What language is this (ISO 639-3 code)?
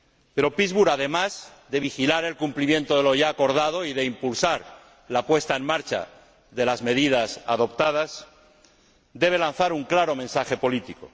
spa